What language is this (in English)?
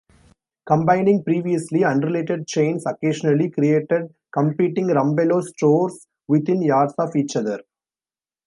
English